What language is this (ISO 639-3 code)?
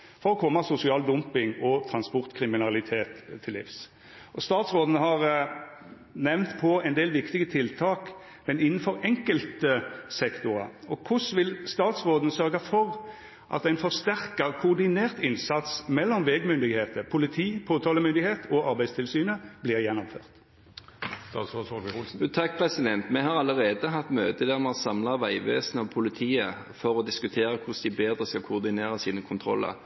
nor